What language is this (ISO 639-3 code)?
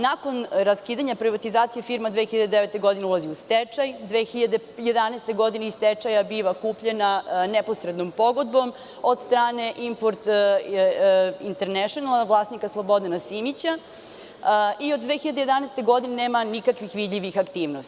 srp